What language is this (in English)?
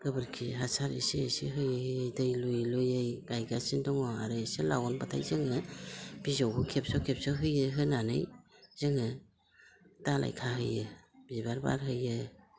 Bodo